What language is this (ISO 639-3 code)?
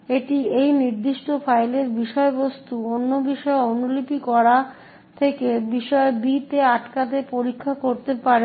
ben